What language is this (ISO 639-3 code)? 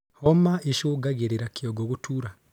kik